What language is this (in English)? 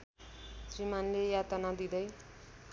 Nepali